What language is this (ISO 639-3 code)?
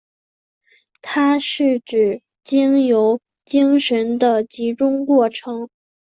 zho